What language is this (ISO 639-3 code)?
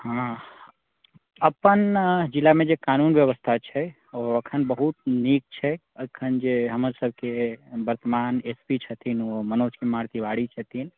mai